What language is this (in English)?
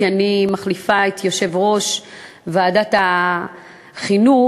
Hebrew